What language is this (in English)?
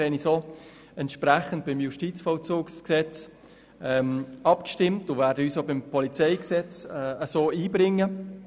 Swiss German